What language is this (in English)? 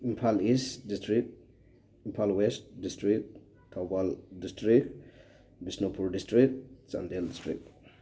Manipuri